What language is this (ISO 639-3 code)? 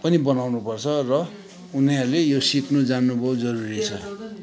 nep